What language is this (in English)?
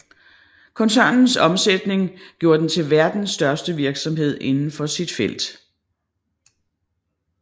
Danish